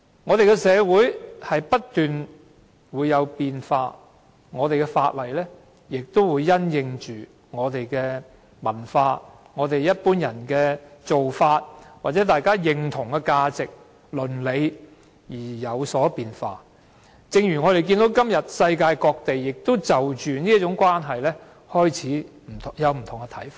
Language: Cantonese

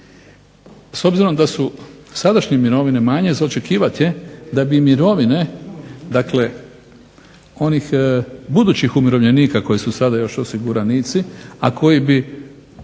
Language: Croatian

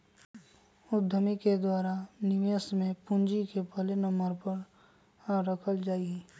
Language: Magahi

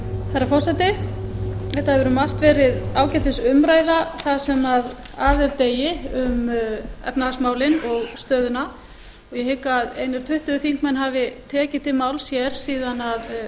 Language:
Icelandic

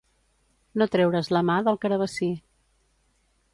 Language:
Catalan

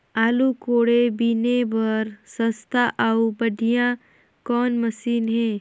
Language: Chhattisgarhi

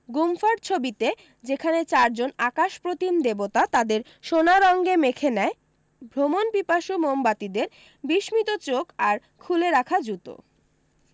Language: Bangla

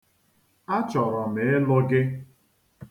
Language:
Igbo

